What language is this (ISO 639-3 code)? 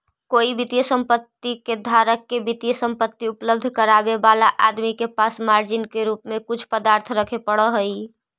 mag